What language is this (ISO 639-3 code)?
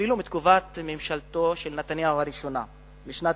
heb